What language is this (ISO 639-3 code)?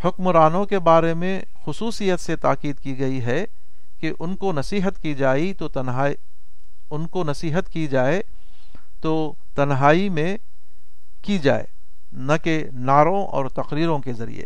urd